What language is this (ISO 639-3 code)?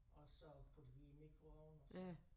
dan